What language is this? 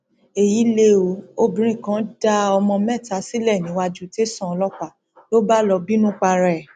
Yoruba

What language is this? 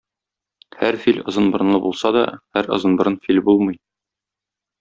Tatar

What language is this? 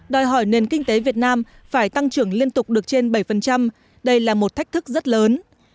Vietnamese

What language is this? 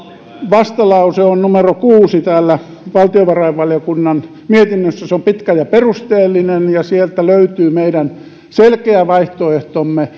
Finnish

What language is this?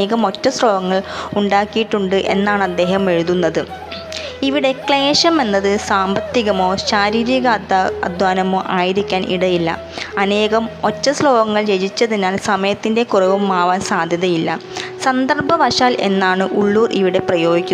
Malayalam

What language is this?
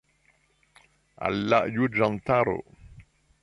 Esperanto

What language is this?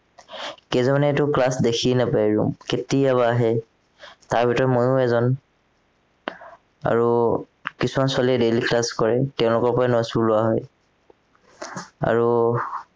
Assamese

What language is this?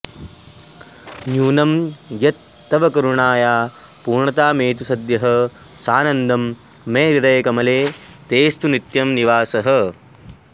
Sanskrit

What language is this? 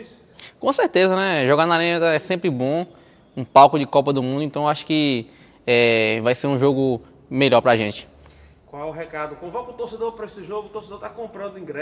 Portuguese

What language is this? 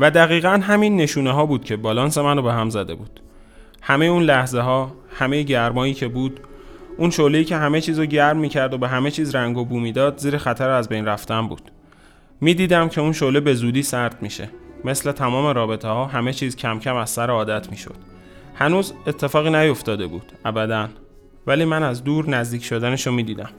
Persian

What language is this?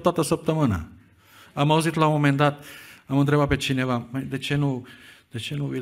Romanian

